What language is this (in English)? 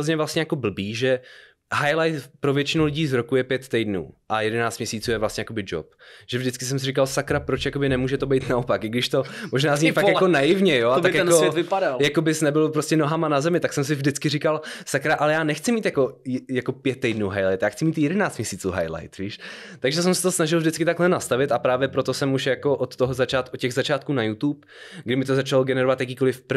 Czech